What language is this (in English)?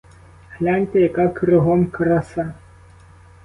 Ukrainian